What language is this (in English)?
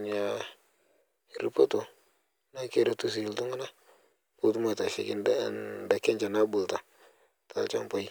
Masai